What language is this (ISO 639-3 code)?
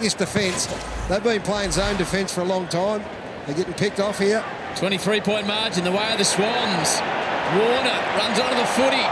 eng